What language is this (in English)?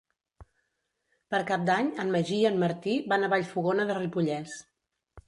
Catalan